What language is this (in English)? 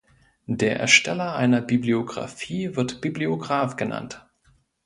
German